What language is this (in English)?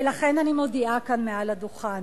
Hebrew